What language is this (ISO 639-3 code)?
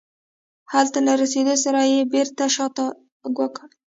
pus